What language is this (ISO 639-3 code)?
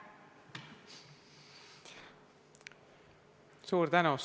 est